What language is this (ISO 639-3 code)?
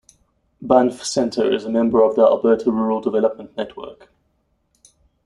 eng